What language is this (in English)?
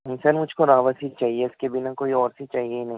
Urdu